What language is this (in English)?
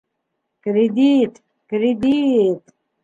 Bashkir